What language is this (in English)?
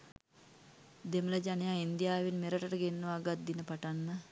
Sinhala